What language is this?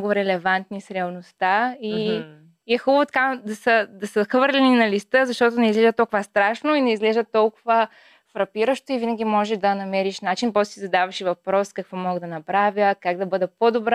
Bulgarian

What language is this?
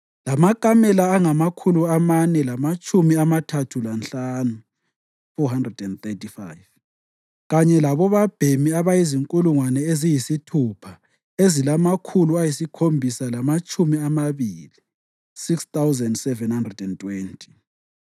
North Ndebele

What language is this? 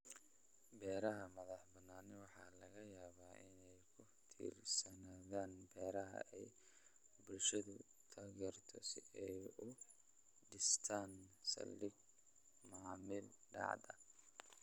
Somali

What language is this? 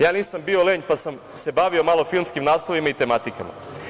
Serbian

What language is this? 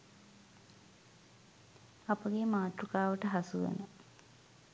Sinhala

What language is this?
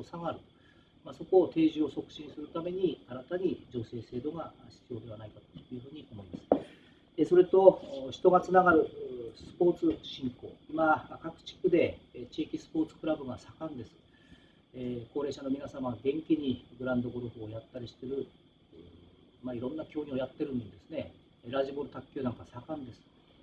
Japanese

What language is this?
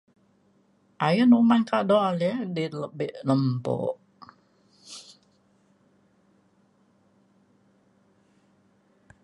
Mainstream Kenyah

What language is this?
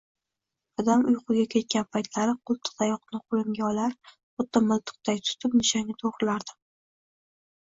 Uzbek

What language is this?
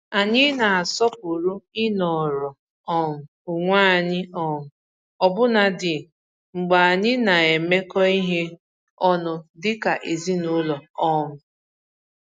Igbo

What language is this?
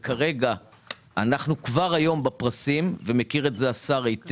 Hebrew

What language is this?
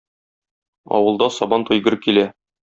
Tatar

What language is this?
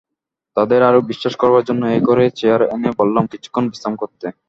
Bangla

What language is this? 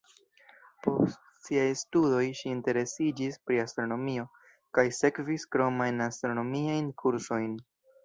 Esperanto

